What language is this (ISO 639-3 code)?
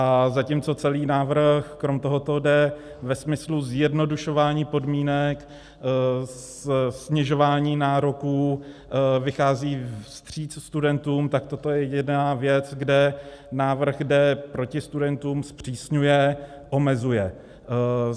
ces